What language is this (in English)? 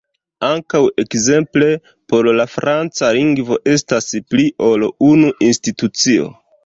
Esperanto